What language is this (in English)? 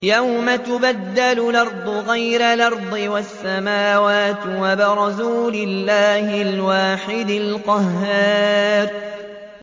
Arabic